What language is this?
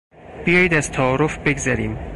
Persian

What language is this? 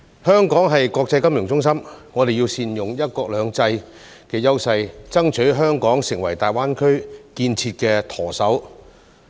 Cantonese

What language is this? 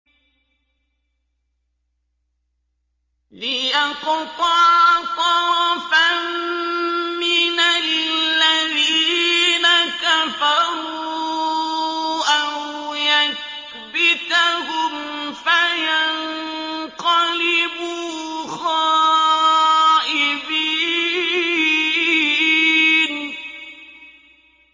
Arabic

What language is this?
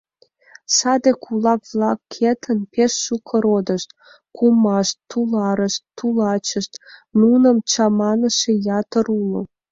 Mari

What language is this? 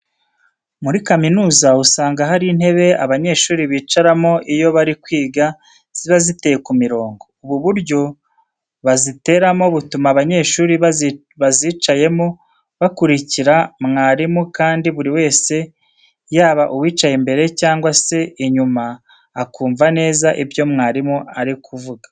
Kinyarwanda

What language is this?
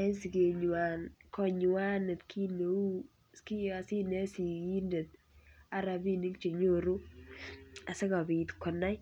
Kalenjin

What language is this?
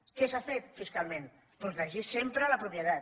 Catalan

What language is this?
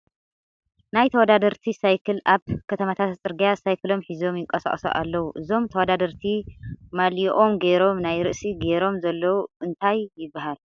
Tigrinya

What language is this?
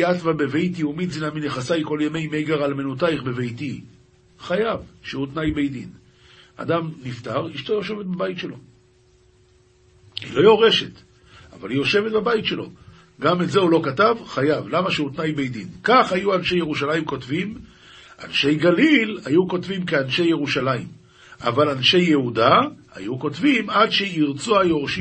Hebrew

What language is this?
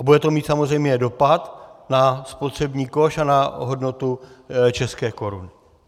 Czech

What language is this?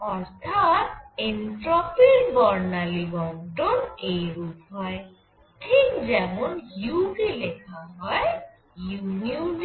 Bangla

